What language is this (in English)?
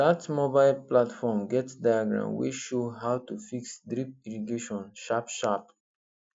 Nigerian Pidgin